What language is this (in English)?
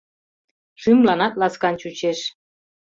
Mari